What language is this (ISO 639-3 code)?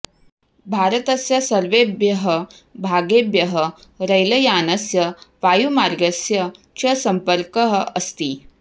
san